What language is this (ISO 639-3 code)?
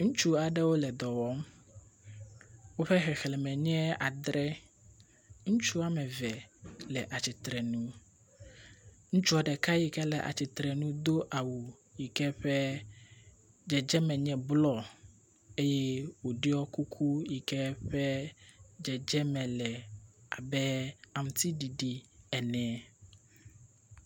ewe